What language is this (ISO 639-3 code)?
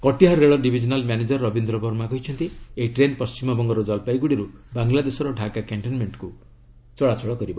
ori